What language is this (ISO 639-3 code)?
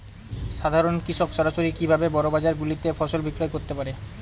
ben